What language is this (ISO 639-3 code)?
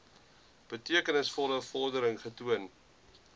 afr